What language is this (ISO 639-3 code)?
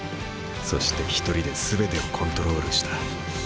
jpn